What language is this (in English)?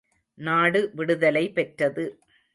Tamil